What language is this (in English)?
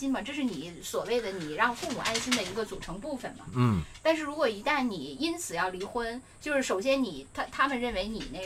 Chinese